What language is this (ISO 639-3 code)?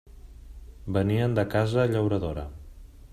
cat